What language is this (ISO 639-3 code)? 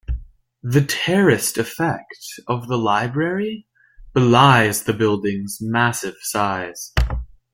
eng